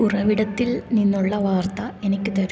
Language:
Malayalam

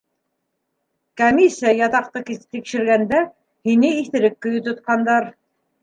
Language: Bashkir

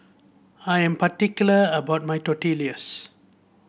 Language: English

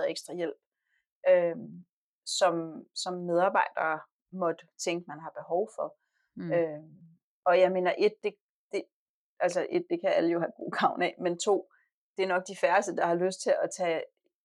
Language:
Danish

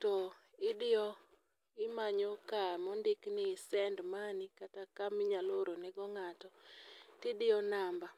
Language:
Luo (Kenya and Tanzania)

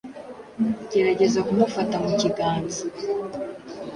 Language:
Kinyarwanda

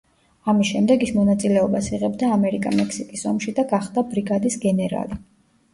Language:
Georgian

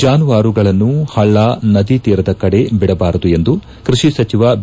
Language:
Kannada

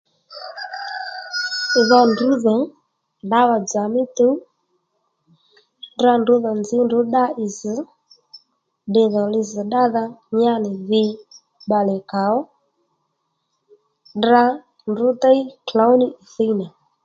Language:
Lendu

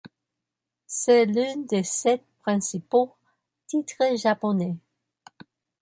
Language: French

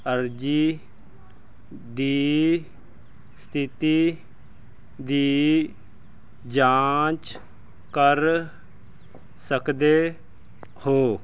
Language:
Punjabi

